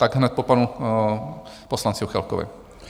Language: Czech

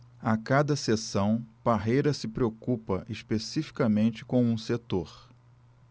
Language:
Portuguese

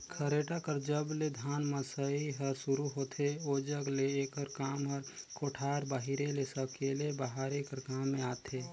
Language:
Chhattisgarhi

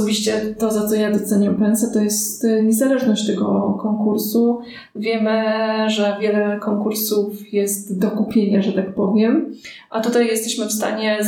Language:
Polish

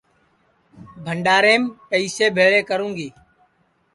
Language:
Sansi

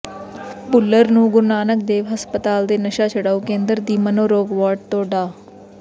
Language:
Punjabi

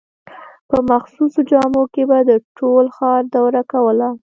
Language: Pashto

